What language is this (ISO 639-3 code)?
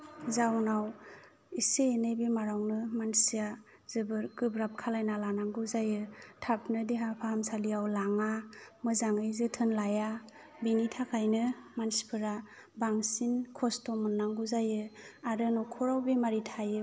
brx